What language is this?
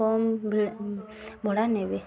Odia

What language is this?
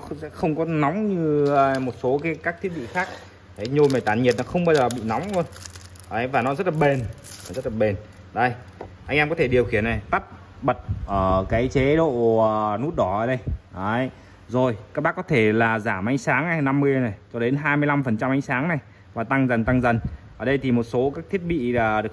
Vietnamese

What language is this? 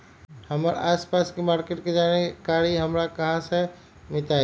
Magahi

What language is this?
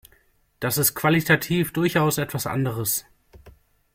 German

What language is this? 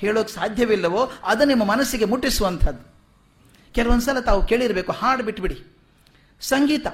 Kannada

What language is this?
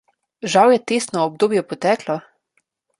Slovenian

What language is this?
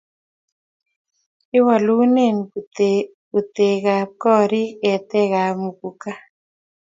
Kalenjin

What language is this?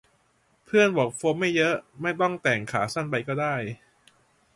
Thai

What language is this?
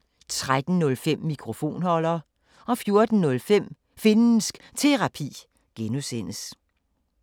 Danish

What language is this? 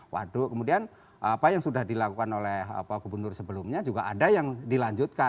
Indonesian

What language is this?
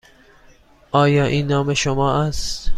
Persian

